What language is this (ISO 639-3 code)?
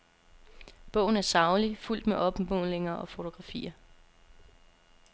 dan